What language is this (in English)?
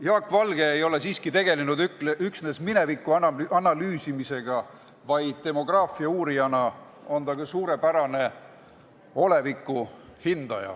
Estonian